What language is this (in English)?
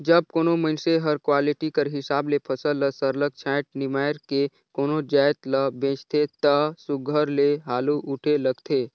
Chhattisgarhi